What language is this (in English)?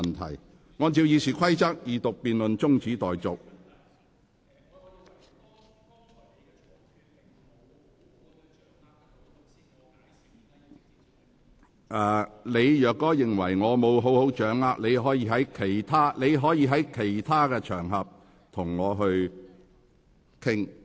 Cantonese